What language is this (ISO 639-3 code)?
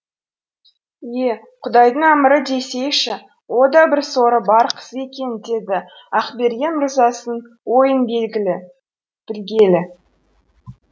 kaz